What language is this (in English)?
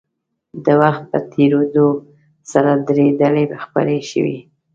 Pashto